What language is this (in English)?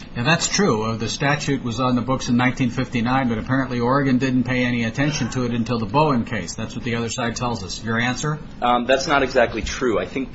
English